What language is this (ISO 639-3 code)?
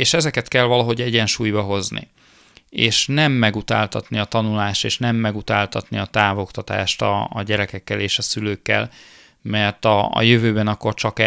hun